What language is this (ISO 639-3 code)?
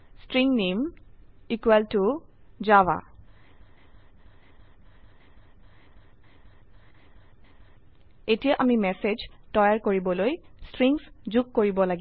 asm